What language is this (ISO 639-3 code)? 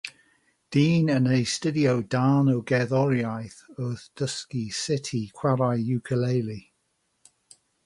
cym